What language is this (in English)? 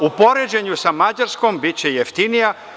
Serbian